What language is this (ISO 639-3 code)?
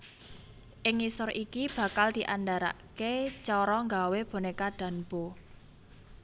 jav